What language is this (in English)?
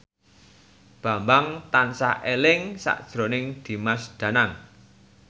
Javanese